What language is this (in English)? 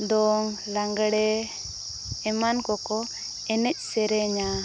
Santali